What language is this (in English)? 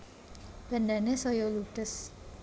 Javanese